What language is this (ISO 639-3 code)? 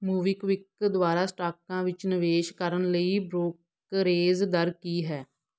pan